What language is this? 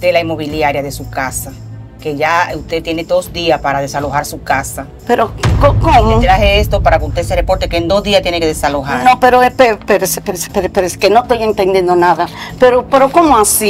Spanish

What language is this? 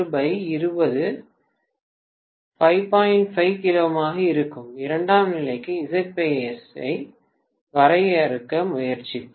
Tamil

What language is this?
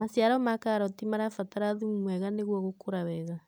Kikuyu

